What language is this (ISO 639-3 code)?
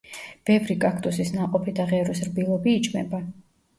kat